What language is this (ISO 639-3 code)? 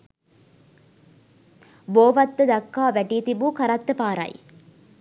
sin